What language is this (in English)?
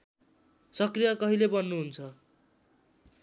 Nepali